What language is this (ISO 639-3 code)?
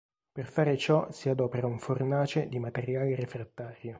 ita